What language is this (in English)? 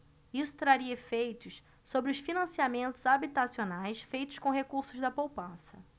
Portuguese